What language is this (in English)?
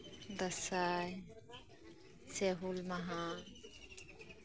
Santali